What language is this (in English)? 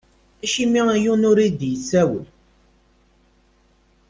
Kabyle